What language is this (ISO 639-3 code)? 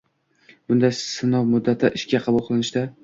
uzb